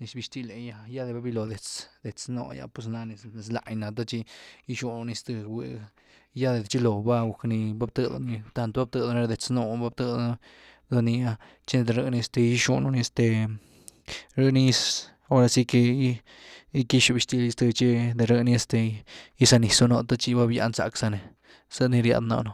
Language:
Güilá Zapotec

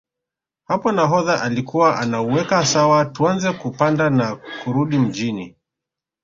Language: Swahili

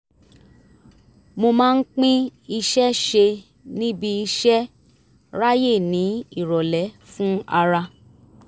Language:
Yoruba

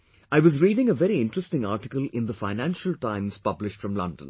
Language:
English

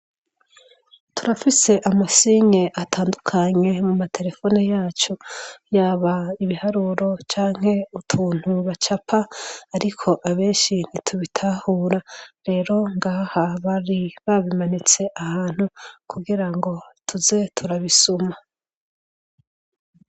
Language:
Rundi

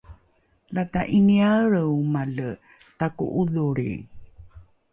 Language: Rukai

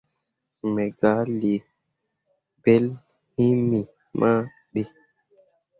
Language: Mundang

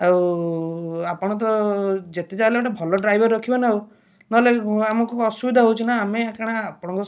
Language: Odia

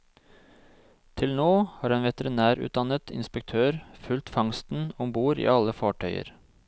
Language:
Norwegian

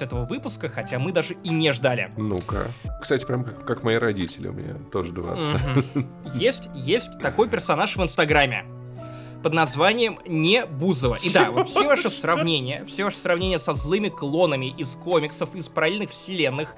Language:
Russian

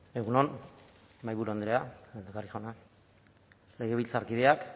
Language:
Basque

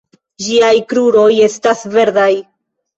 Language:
Esperanto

